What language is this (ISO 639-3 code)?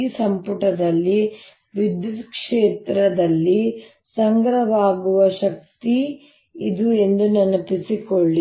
kan